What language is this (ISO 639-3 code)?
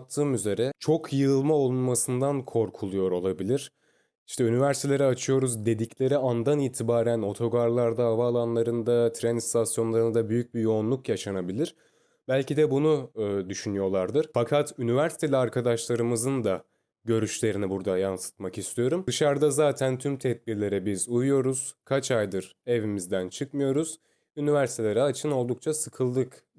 tur